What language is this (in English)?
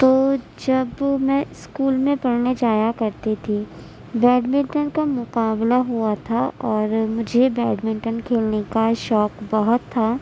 Urdu